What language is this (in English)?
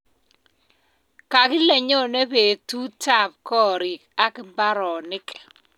Kalenjin